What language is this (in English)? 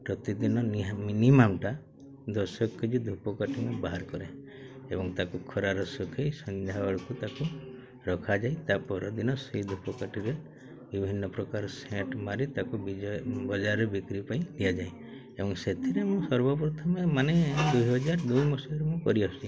Odia